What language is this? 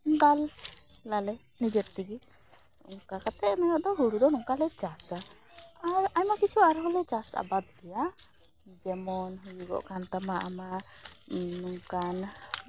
Santali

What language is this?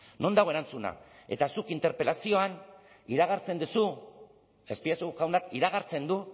Basque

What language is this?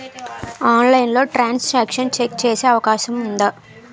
Telugu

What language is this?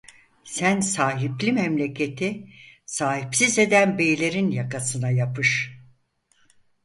Turkish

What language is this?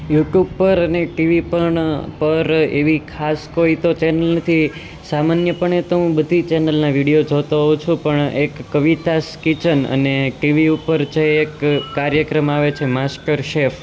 Gujarati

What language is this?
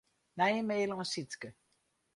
Western Frisian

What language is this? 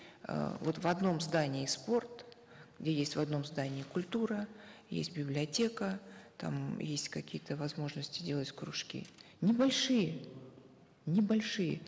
Kazakh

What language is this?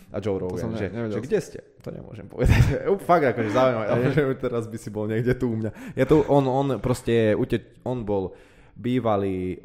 Slovak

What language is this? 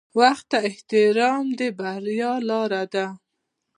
Pashto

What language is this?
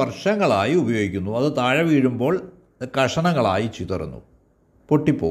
Malayalam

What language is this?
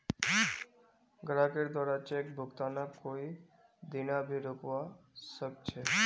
Magahi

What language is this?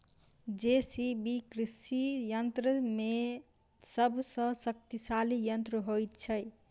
Maithili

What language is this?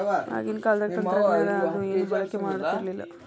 Kannada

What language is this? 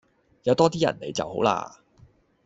Cantonese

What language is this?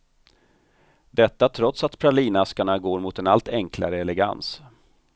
Swedish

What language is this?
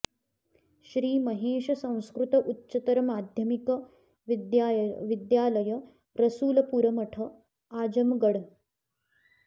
Sanskrit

